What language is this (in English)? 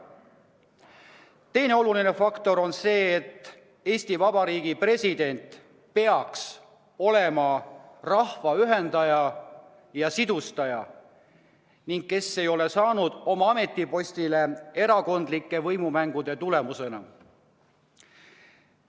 Estonian